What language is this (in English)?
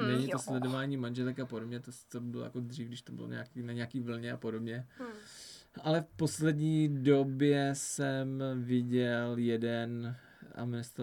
Czech